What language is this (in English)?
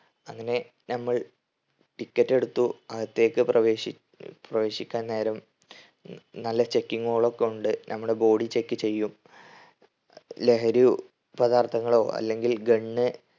Malayalam